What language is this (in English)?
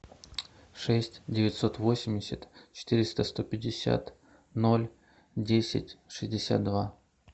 Russian